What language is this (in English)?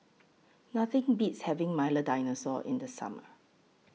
English